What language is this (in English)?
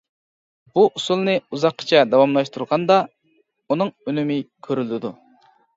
Uyghur